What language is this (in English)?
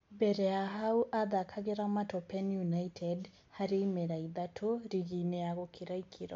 Kikuyu